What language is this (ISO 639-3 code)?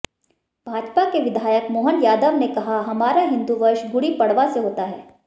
hin